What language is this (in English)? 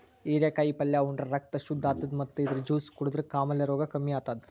Kannada